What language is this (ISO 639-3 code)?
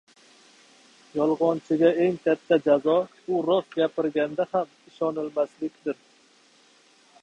uzb